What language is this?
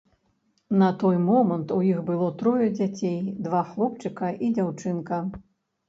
Belarusian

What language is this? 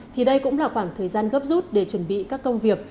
Vietnamese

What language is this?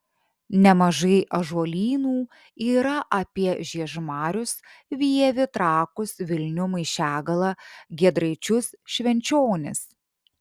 Lithuanian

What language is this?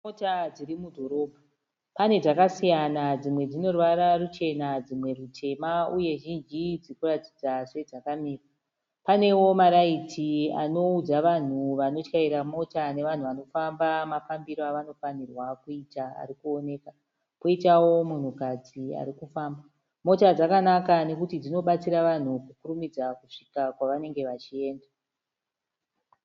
Shona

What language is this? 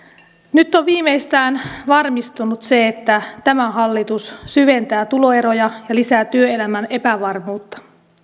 Finnish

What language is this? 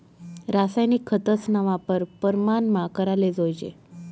Marathi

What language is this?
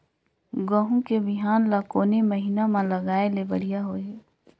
Chhattisgarhi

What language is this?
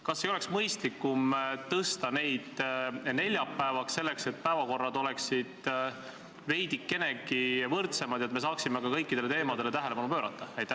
Estonian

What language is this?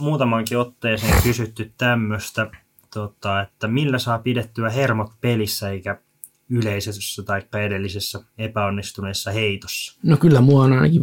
Finnish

